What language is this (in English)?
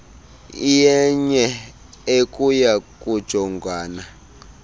Xhosa